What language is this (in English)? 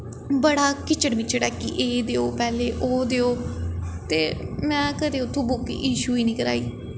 Dogri